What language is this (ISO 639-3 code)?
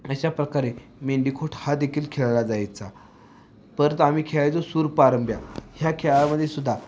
mar